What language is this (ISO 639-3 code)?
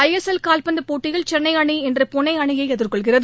tam